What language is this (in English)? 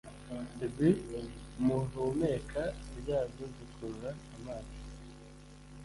Kinyarwanda